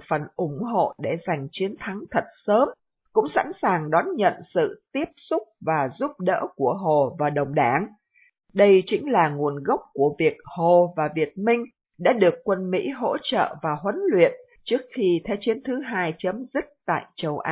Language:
Vietnamese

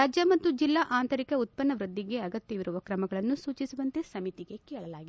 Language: Kannada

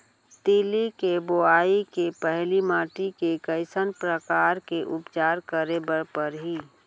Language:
Chhattisgarhi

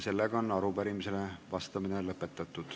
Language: Estonian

